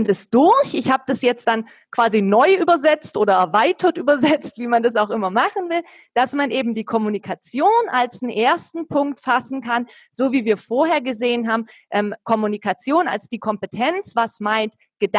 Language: German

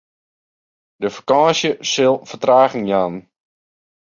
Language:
Western Frisian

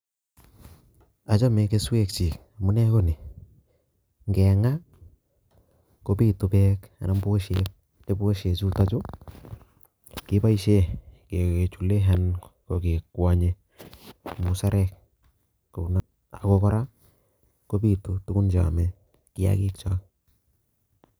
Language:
Kalenjin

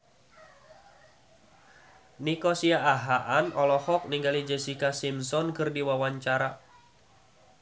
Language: Sundanese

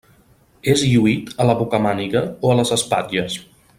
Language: Catalan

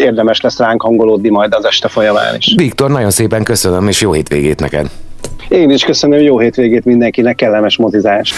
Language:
Hungarian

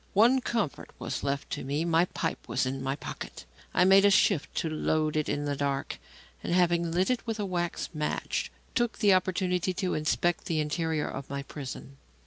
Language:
English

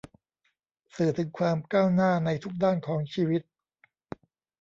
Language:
Thai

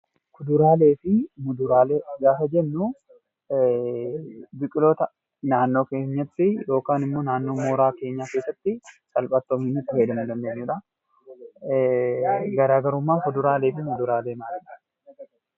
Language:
Oromo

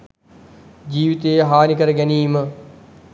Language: Sinhala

